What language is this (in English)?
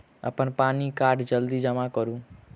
Maithili